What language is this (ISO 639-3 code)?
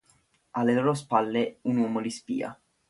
ita